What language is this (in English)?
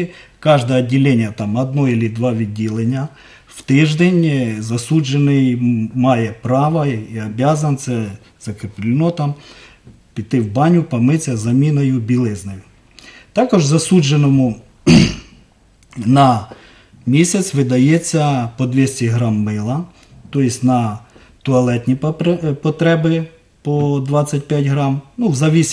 Russian